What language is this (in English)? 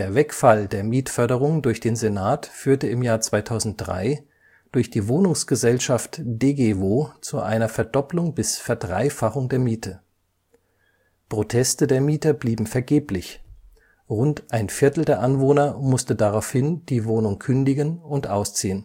German